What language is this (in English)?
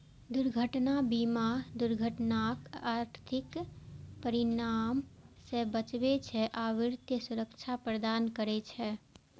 Maithili